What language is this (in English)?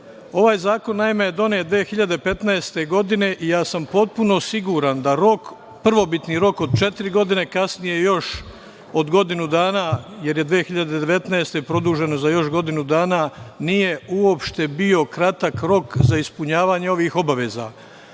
Serbian